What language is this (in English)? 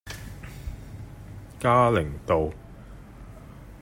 Cantonese